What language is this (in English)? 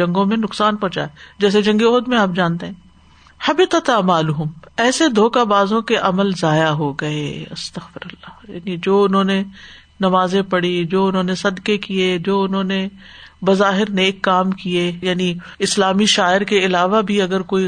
Urdu